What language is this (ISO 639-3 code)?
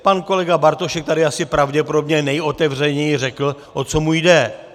ces